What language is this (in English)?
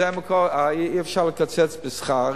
Hebrew